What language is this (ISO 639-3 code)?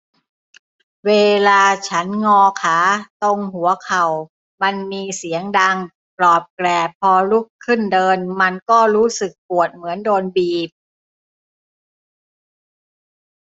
tha